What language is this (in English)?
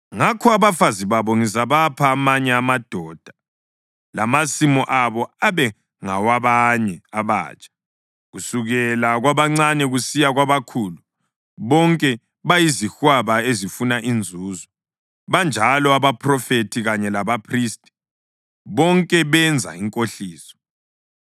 North Ndebele